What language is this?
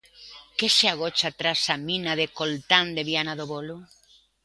Galician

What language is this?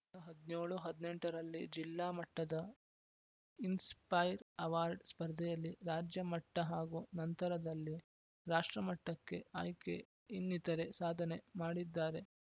Kannada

